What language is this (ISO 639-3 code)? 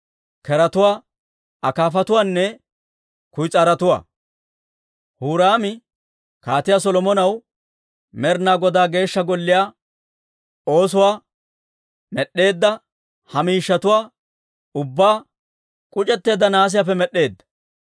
dwr